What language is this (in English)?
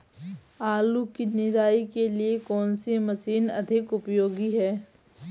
Hindi